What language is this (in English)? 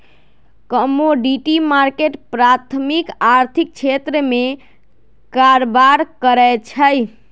Magahi